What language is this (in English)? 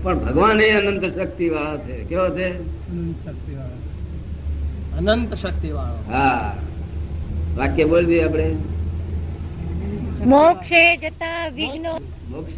Gujarati